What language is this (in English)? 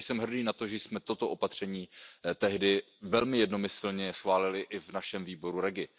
Czech